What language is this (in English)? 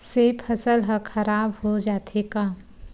Chhattisgarhi